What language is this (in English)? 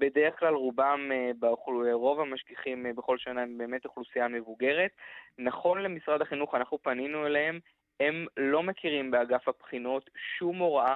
Hebrew